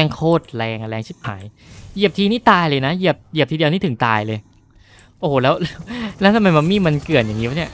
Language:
Thai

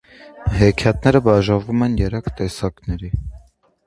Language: Armenian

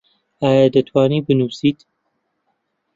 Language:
Central Kurdish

